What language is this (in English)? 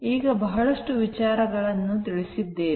Kannada